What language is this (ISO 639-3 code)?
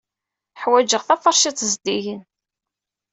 kab